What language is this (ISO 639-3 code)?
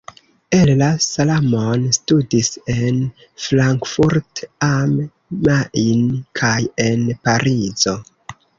epo